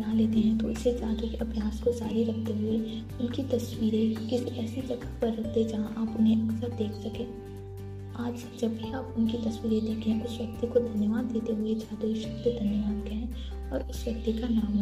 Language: Hindi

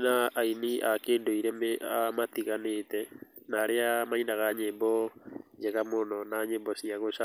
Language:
Kikuyu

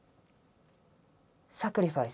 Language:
Japanese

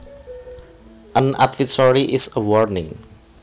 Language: Javanese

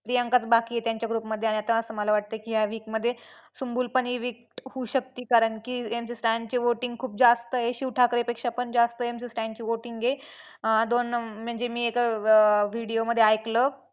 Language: Marathi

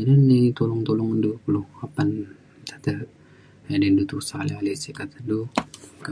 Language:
Mainstream Kenyah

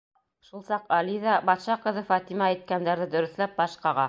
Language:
Bashkir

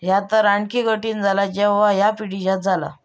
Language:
Marathi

